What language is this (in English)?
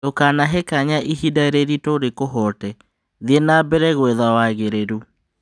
Kikuyu